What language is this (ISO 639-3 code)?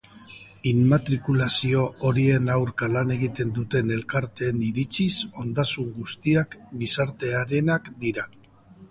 eus